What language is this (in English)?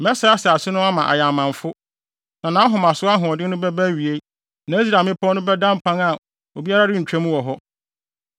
Akan